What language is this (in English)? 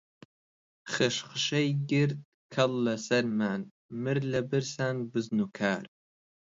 Central Kurdish